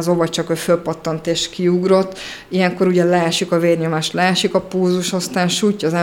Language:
Hungarian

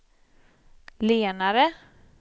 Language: Swedish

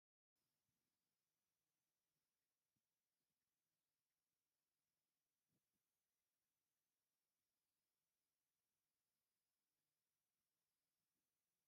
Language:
Tigrinya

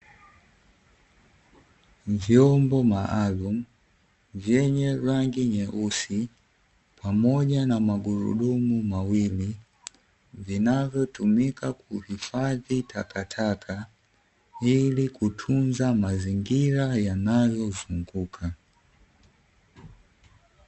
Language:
Swahili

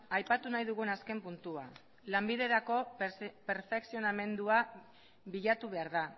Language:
Basque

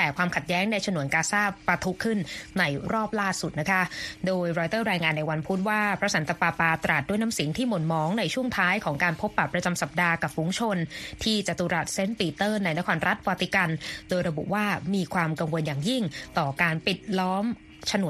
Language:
Thai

